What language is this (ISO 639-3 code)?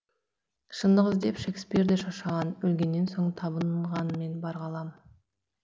kaz